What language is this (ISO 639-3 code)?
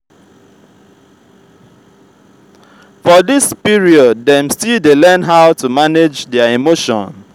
pcm